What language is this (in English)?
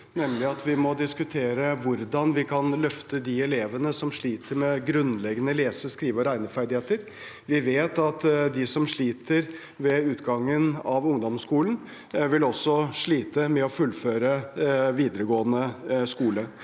Norwegian